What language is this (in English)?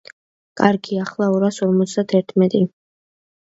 Georgian